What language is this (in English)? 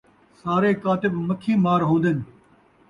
Saraiki